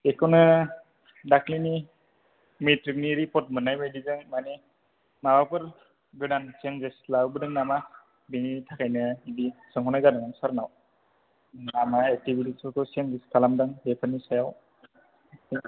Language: Bodo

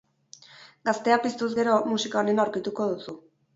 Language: Basque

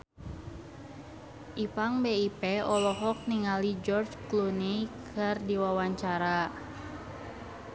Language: Sundanese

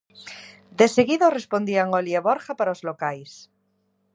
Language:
Galician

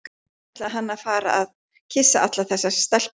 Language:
Icelandic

